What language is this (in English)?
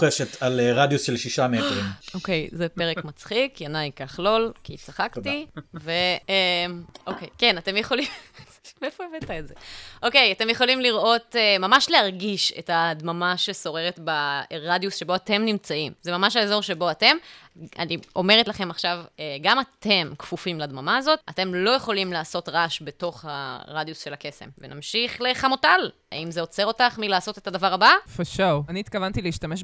Hebrew